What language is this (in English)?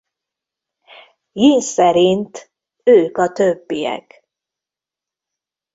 Hungarian